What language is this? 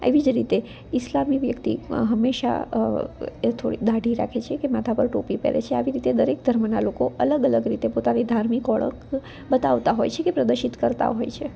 Gujarati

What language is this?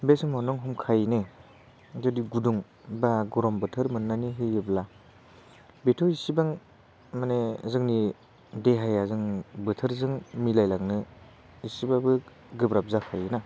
Bodo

